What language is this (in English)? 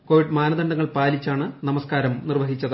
Malayalam